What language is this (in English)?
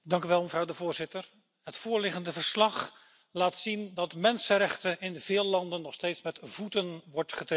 Dutch